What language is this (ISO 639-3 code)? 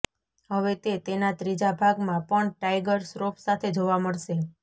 guj